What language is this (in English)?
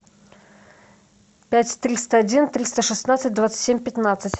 Russian